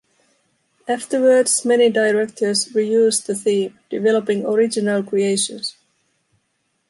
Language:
English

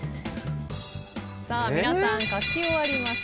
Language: Japanese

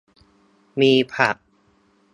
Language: Thai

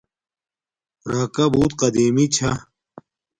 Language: Domaaki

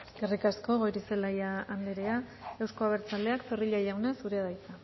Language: Basque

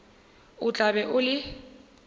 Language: Northern Sotho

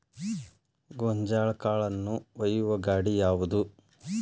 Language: Kannada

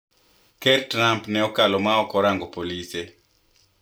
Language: Luo (Kenya and Tanzania)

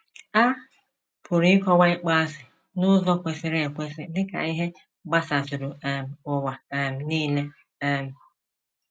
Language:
Igbo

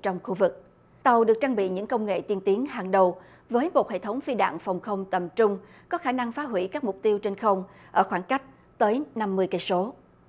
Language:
Vietnamese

